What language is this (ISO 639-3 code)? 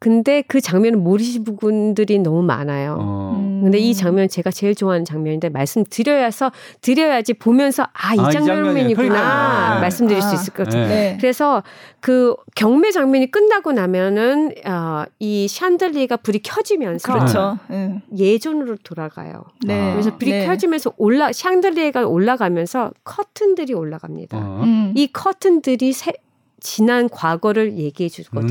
kor